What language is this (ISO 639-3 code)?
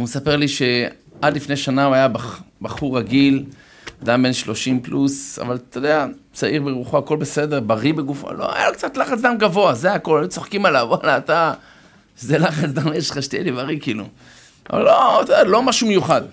heb